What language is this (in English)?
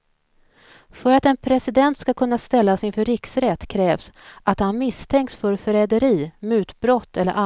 Swedish